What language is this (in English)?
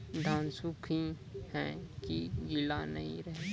Maithili